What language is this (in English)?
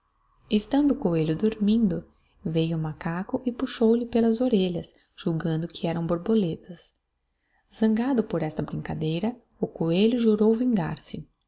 Portuguese